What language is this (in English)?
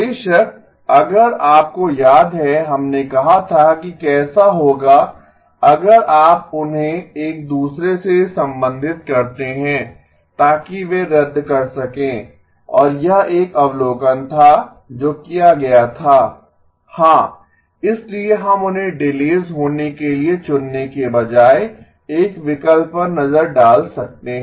Hindi